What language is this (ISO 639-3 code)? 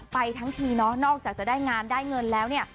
tha